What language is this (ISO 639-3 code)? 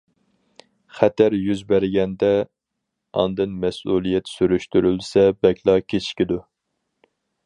uig